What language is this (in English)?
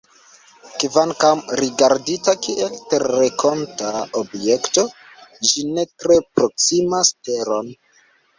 Esperanto